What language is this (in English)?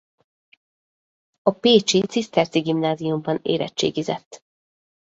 Hungarian